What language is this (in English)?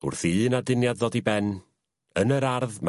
Welsh